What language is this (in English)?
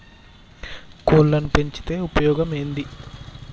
Telugu